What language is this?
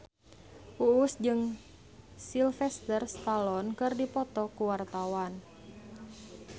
Sundanese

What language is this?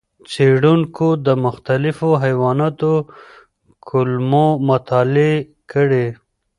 Pashto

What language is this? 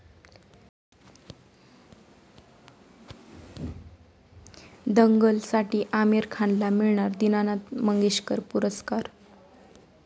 Marathi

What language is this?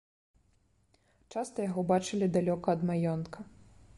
Belarusian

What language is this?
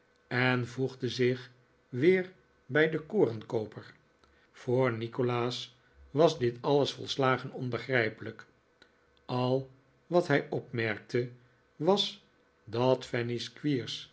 Dutch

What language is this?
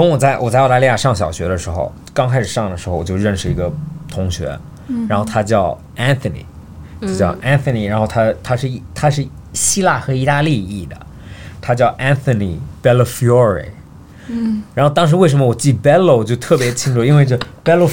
Chinese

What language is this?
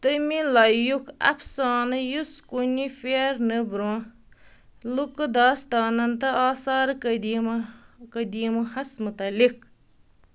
Kashmiri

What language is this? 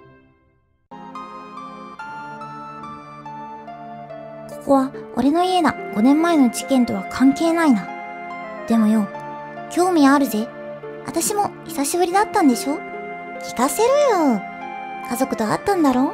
Japanese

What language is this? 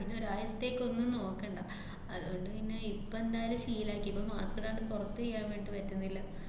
Malayalam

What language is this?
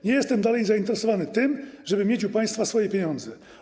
Polish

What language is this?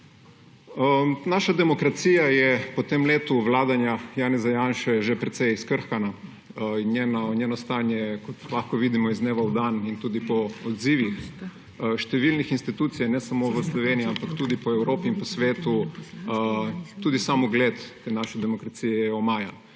Slovenian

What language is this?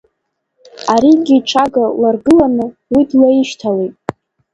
Abkhazian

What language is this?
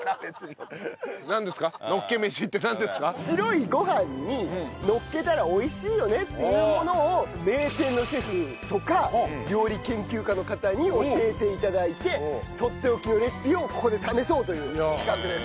Japanese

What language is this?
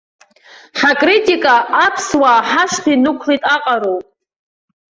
Abkhazian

